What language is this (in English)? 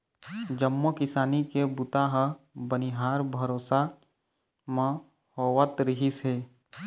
Chhattisgarhi